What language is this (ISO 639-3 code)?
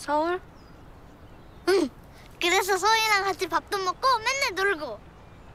kor